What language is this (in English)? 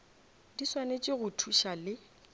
Northern Sotho